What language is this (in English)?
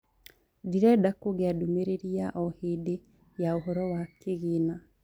Kikuyu